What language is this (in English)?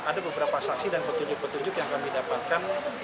Indonesian